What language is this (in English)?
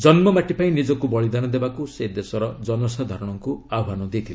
Odia